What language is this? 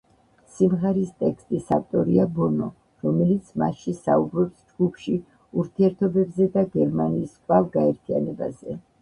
Georgian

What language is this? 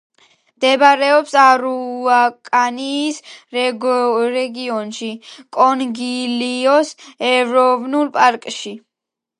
Georgian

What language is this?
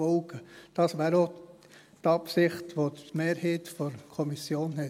Swiss German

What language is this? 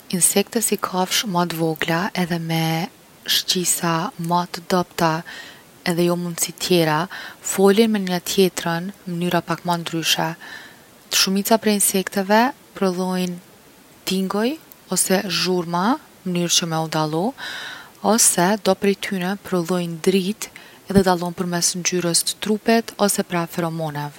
Gheg Albanian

